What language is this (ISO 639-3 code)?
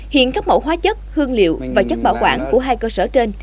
vie